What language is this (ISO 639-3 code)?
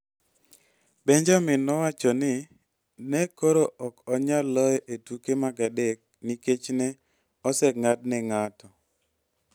luo